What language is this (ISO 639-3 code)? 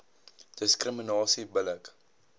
afr